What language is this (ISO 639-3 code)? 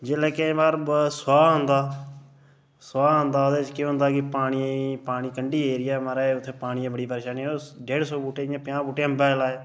doi